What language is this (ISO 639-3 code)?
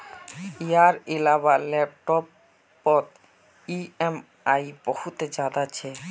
mag